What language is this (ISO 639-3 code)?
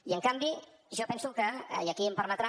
cat